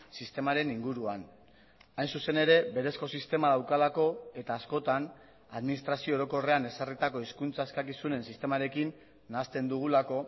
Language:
Basque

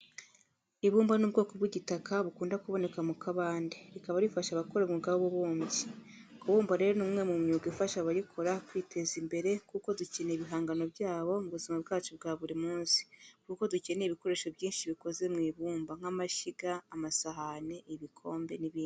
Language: Kinyarwanda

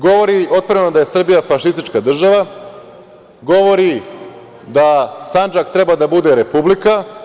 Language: Serbian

